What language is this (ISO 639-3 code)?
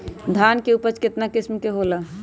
mag